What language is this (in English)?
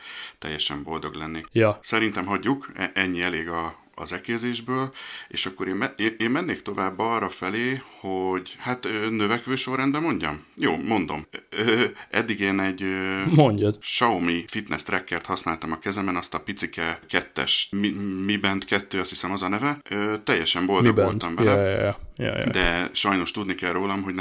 Hungarian